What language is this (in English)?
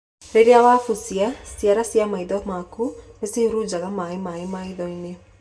Kikuyu